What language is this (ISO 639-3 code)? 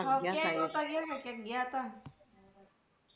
guj